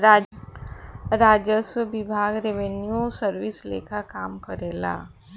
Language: Bhojpuri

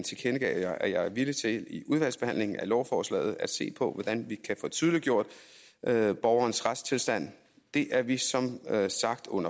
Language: Danish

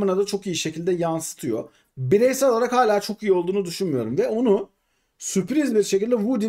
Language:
Turkish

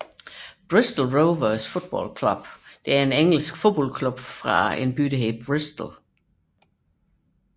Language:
Danish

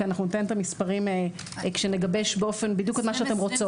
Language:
Hebrew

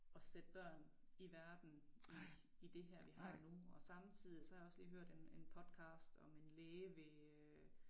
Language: Danish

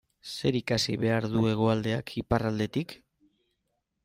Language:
Basque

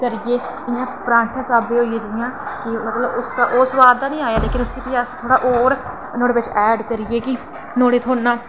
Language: Dogri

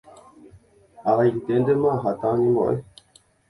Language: Guarani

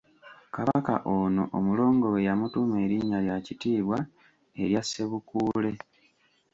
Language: Ganda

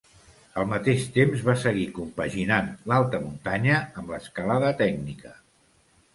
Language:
Catalan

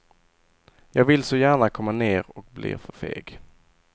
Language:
Swedish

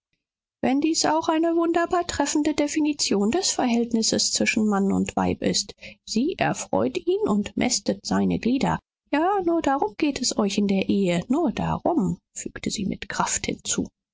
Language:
German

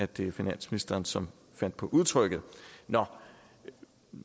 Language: Danish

